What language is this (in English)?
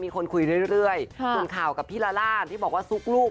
Thai